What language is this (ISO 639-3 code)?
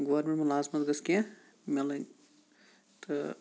kas